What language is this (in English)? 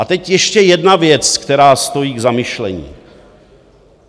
Czech